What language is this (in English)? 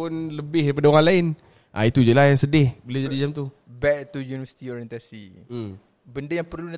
Malay